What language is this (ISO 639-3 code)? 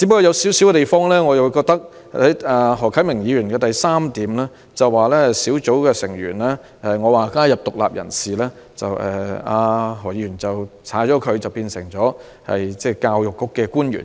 yue